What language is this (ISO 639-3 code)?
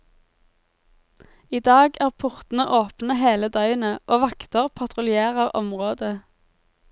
nor